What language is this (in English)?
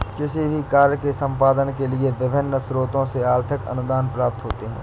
Hindi